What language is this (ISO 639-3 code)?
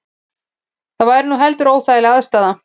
isl